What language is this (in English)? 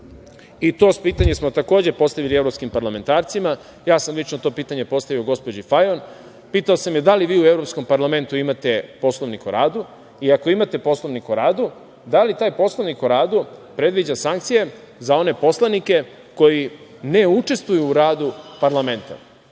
Serbian